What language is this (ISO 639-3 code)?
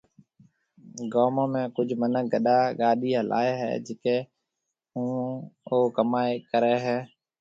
mve